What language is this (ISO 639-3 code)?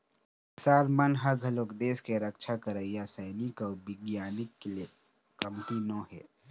hne